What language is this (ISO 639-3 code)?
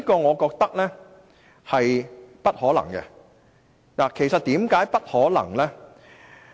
yue